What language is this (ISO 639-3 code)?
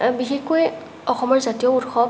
asm